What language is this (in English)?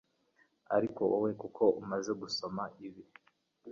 Kinyarwanda